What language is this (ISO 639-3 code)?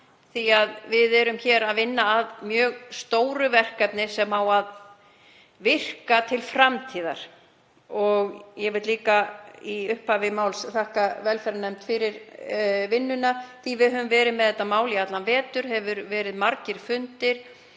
isl